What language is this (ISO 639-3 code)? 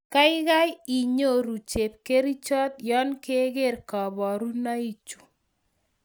kln